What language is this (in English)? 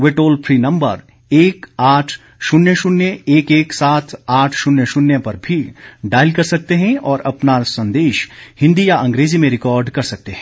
Hindi